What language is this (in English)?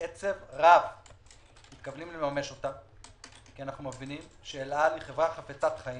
Hebrew